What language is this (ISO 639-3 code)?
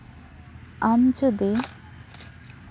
sat